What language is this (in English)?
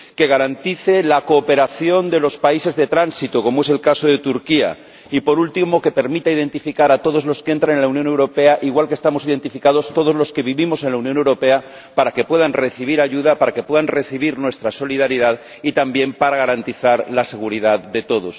Spanish